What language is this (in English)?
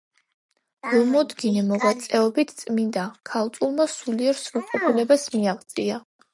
Georgian